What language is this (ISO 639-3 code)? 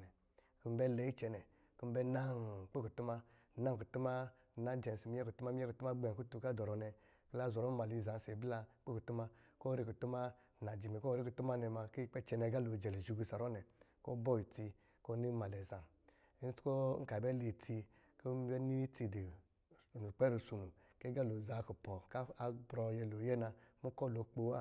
mgi